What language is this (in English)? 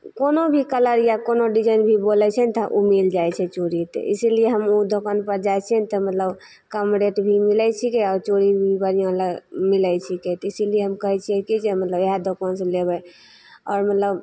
Maithili